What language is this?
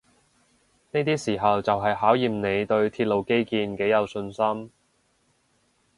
Cantonese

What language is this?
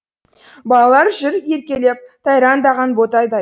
Kazakh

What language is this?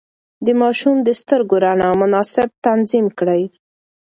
Pashto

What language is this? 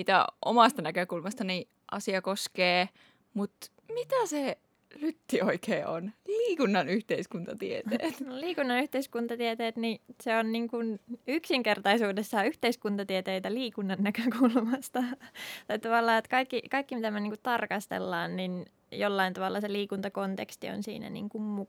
Finnish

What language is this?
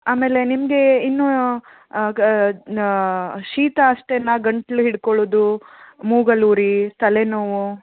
Kannada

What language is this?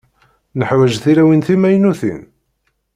Kabyle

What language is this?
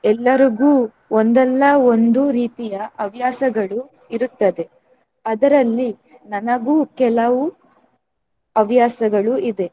Kannada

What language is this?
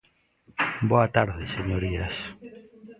Galician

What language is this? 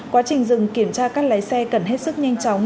Vietnamese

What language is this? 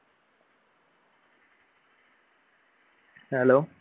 Malayalam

